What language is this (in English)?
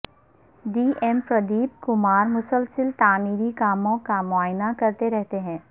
Urdu